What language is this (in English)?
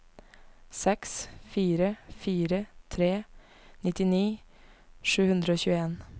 Norwegian